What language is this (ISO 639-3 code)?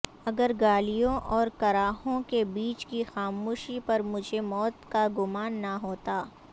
urd